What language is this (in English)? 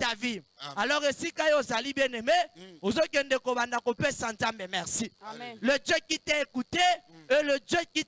French